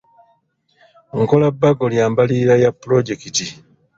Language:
Ganda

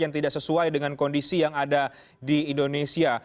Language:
Indonesian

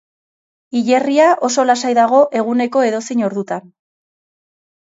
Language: Basque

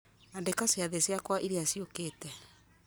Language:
Kikuyu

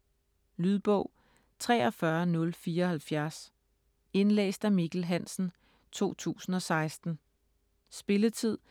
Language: Danish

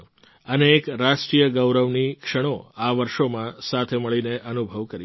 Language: Gujarati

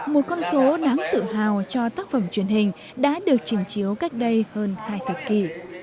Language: Vietnamese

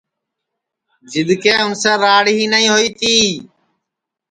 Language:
Sansi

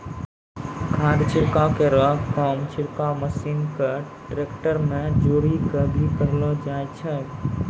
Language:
Maithili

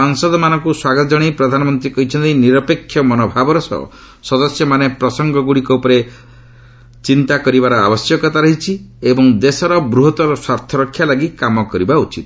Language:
Odia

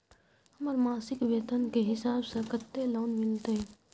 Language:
Maithili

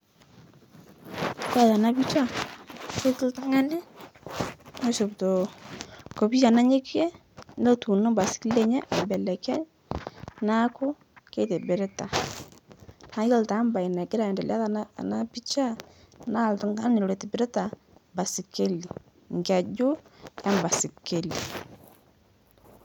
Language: Masai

